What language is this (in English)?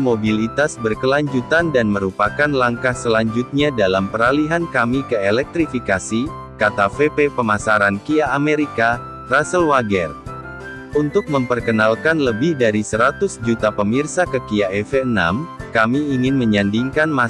Indonesian